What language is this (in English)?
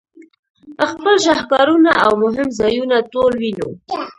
Pashto